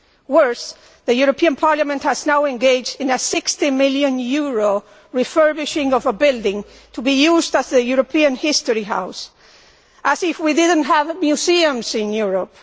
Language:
English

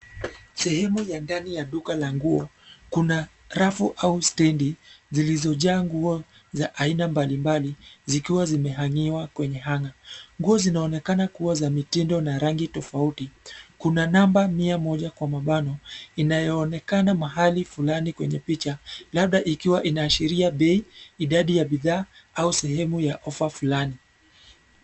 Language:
Swahili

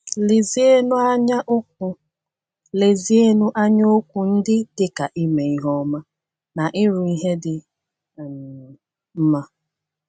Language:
Igbo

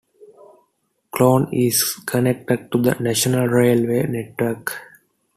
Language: English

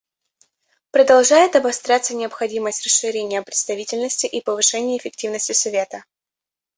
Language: Russian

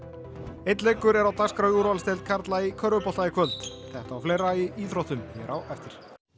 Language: Icelandic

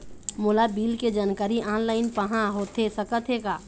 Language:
Chhattisgarhi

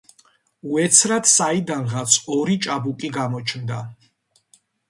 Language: Georgian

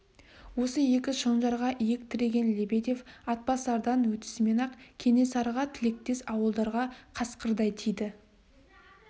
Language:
Kazakh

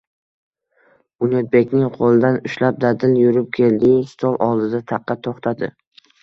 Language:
Uzbek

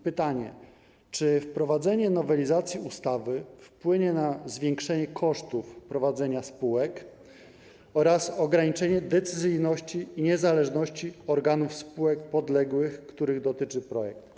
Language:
Polish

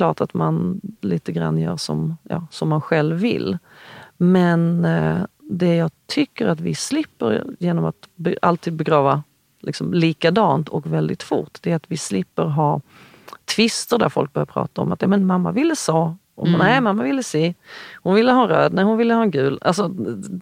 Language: Swedish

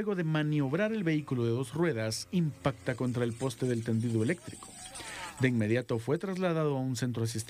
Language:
Spanish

